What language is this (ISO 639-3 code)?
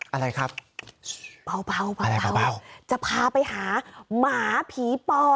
tha